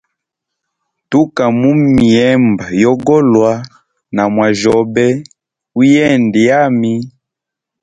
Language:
Hemba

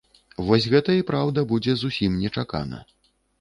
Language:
Belarusian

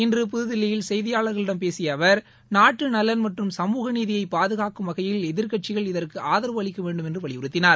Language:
Tamil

